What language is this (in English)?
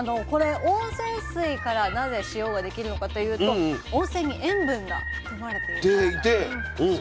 Japanese